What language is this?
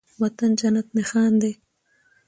Pashto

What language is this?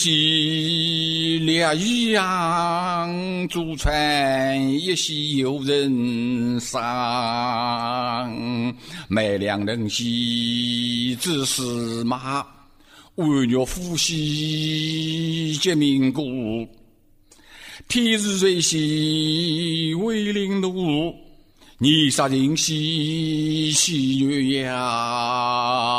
Chinese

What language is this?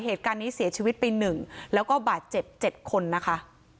Thai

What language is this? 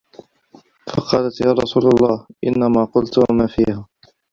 Arabic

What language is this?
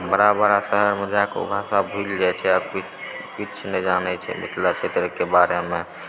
Maithili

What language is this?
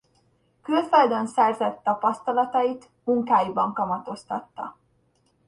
Hungarian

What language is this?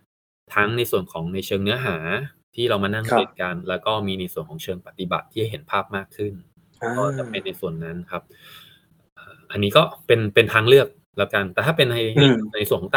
Thai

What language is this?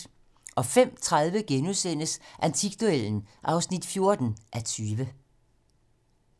Danish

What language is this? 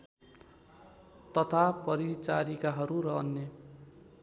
Nepali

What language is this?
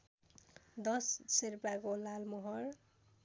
Nepali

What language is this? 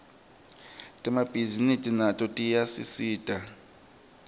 Swati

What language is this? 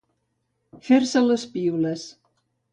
Catalan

